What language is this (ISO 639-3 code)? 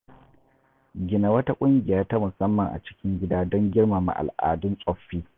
hau